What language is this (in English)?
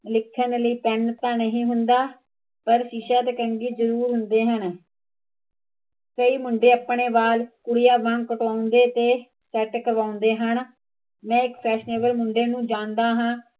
Punjabi